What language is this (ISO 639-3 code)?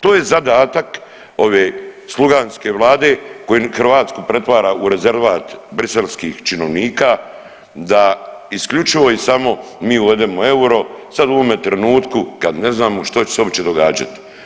hrv